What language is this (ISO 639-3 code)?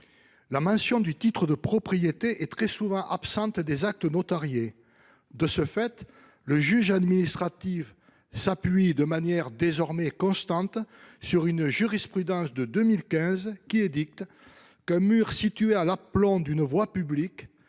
fra